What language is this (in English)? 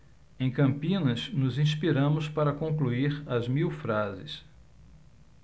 Portuguese